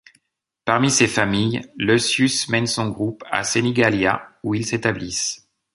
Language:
French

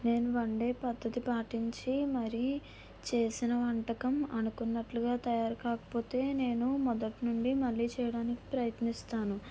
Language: Telugu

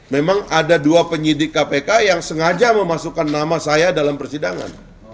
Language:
Indonesian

